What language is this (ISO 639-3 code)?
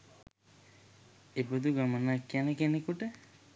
sin